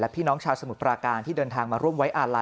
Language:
Thai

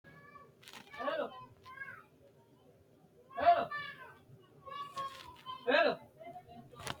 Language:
Sidamo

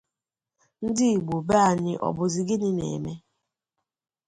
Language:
Igbo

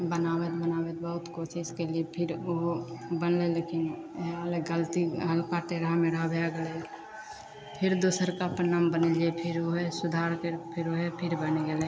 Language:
Maithili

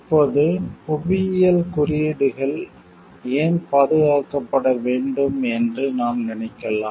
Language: Tamil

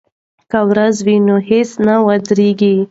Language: Pashto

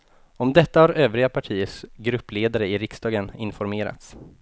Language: Swedish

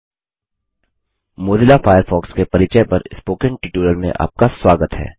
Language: Hindi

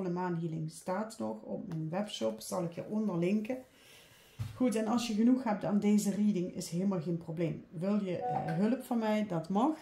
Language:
Dutch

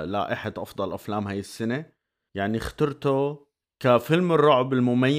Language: Arabic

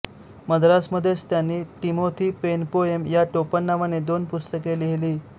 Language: Marathi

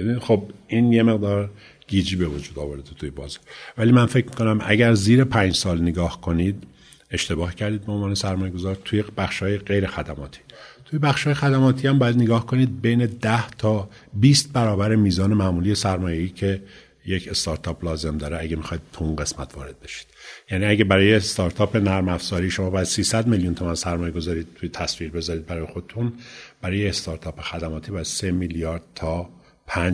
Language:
Persian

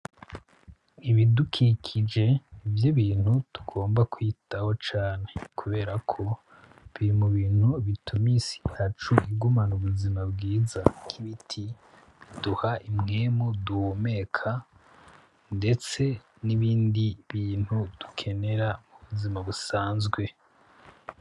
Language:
Rundi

